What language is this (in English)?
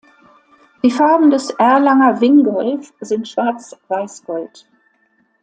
German